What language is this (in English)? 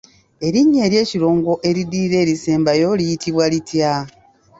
Ganda